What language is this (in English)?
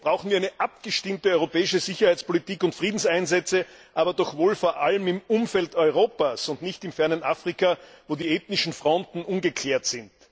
German